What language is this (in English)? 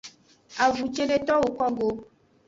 Aja (Benin)